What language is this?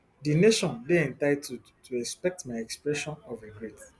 Nigerian Pidgin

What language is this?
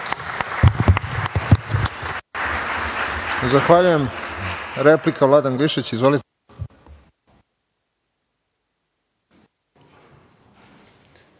Serbian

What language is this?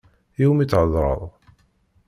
Kabyle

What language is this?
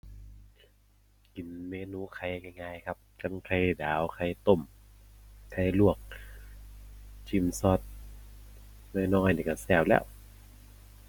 Thai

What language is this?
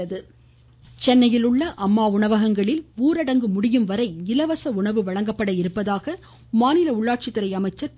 Tamil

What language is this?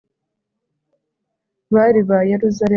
Kinyarwanda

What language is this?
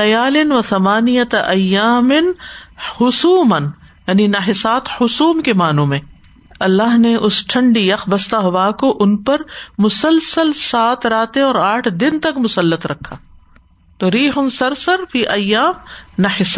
Urdu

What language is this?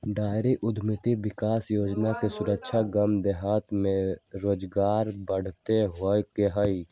Magahi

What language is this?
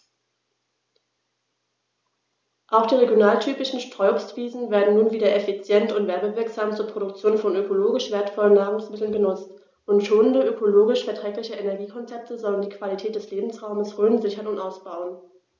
German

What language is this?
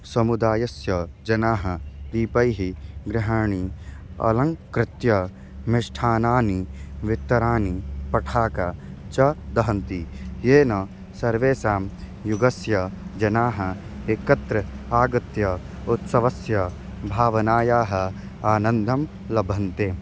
Sanskrit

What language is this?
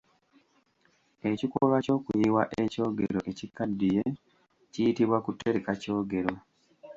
Ganda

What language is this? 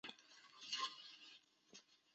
Chinese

